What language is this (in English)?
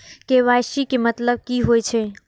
Maithili